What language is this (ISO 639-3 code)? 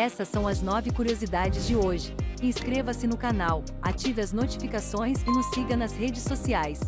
por